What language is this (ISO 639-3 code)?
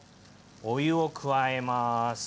jpn